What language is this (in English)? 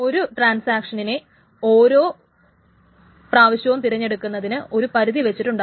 Malayalam